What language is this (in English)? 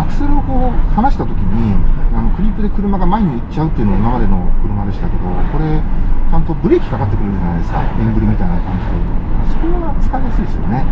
Japanese